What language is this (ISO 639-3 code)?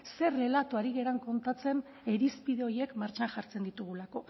eus